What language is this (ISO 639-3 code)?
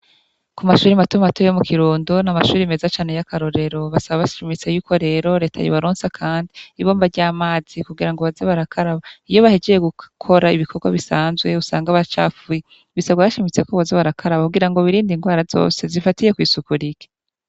run